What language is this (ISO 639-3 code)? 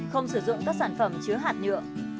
vie